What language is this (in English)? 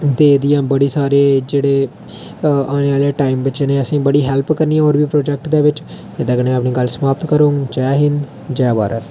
Dogri